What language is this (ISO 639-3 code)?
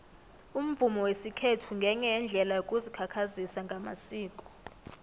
nbl